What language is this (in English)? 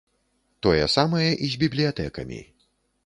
Belarusian